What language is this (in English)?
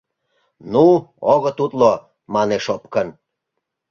Mari